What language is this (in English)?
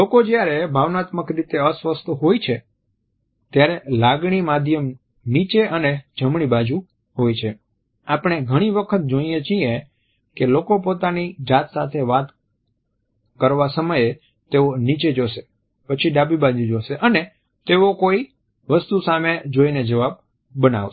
Gujarati